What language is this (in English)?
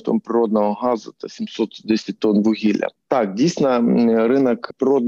Ukrainian